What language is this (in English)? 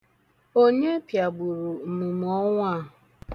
Igbo